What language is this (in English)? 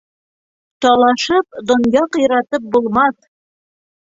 Bashkir